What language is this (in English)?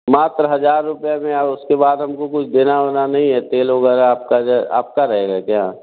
Hindi